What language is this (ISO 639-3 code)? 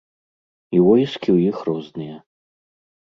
bel